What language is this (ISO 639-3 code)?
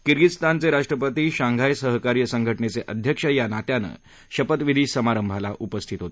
mar